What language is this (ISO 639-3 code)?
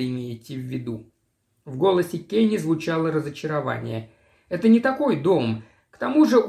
rus